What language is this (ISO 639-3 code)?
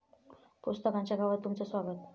mar